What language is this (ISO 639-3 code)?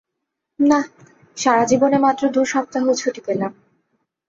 ben